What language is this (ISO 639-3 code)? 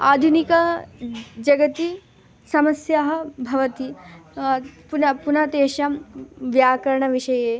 san